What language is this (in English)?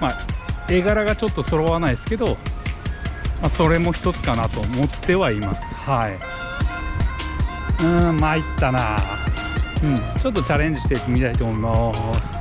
Japanese